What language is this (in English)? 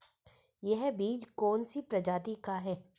Hindi